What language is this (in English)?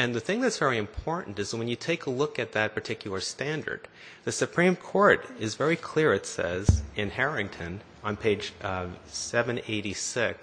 English